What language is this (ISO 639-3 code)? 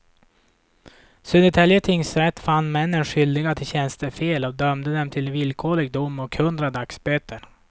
swe